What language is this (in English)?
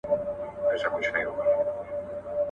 Pashto